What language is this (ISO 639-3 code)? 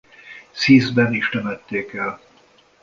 hun